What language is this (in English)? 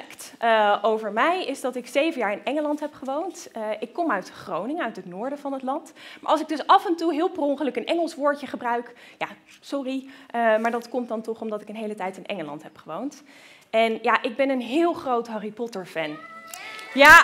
Dutch